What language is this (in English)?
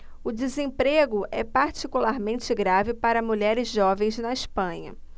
Portuguese